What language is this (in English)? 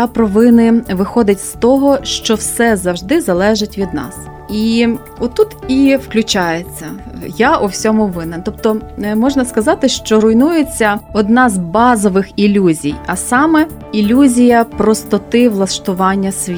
Ukrainian